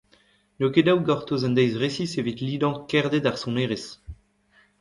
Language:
Breton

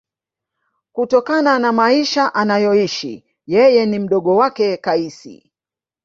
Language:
Swahili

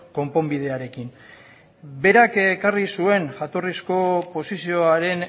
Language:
Basque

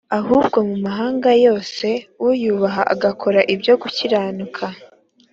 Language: Kinyarwanda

